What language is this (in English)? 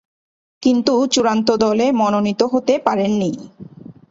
Bangla